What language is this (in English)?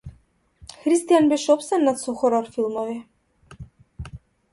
Macedonian